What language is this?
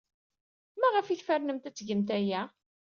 Kabyle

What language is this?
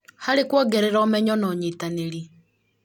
Kikuyu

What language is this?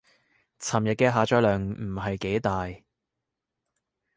Cantonese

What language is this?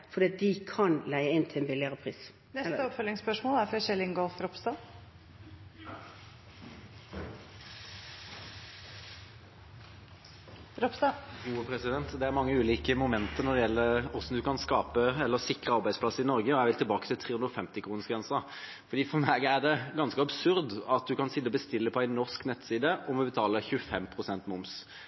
Norwegian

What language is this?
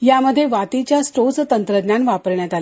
Marathi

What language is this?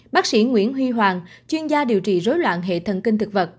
Vietnamese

